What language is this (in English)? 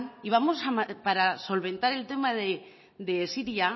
Spanish